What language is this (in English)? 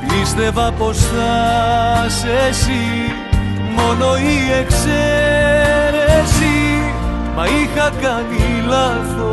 Greek